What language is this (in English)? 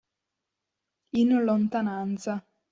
Italian